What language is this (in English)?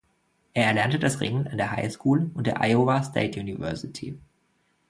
German